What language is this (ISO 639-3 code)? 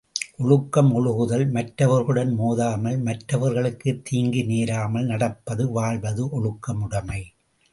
tam